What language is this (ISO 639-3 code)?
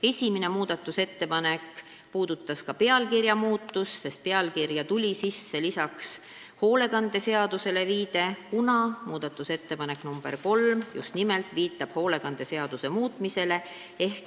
est